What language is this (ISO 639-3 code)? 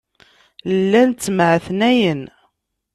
kab